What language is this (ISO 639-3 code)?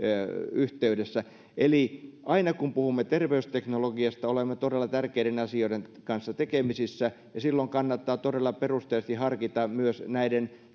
fin